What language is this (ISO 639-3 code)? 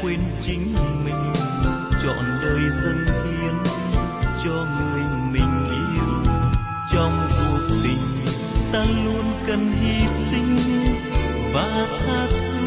vie